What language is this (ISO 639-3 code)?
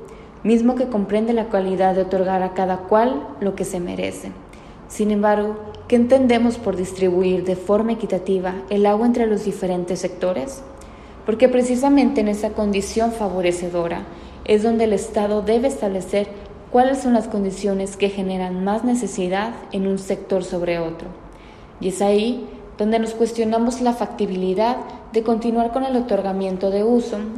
spa